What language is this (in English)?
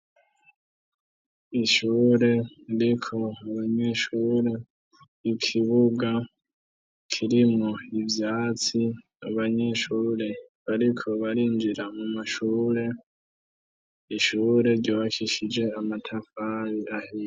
Rundi